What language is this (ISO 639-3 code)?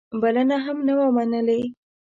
pus